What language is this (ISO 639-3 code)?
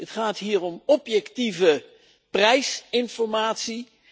nld